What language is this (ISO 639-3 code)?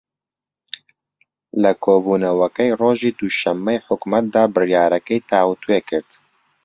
ckb